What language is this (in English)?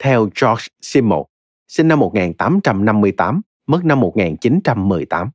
Vietnamese